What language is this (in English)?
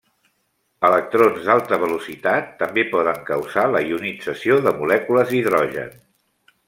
Catalan